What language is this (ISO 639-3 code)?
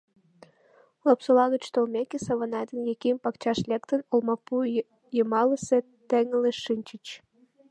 chm